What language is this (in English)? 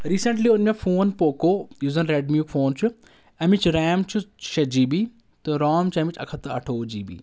Kashmiri